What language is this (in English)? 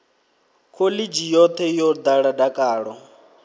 Venda